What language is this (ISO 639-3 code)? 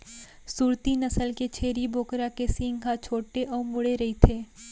hne